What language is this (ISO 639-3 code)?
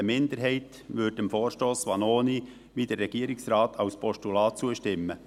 gsw